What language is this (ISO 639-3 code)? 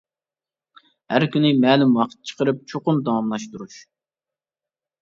uig